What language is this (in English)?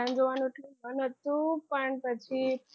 Gujarati